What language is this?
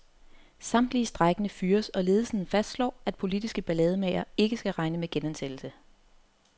Danish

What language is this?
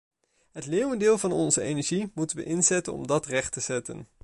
Dutch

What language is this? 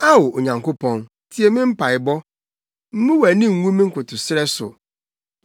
Akan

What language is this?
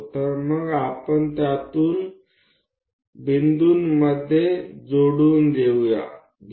Marathi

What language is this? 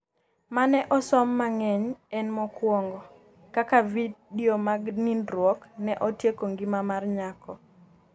Luo (Kenya and Tanzania)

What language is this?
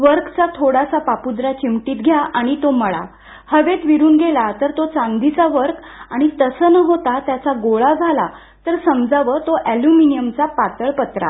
Marathi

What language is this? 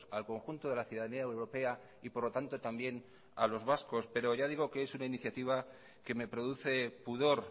Spanish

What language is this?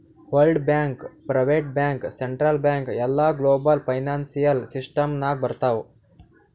Kannada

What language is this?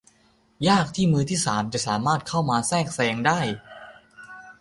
Thai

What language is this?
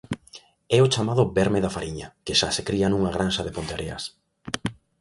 Galician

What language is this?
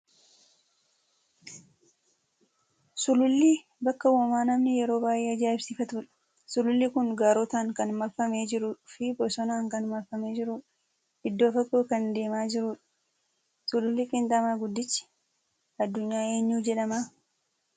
Oromo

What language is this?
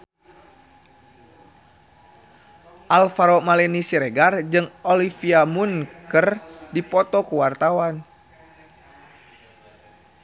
Sundanese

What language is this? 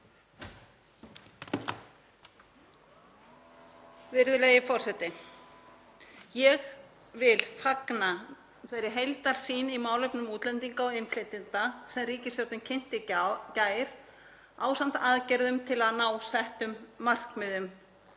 Icelandic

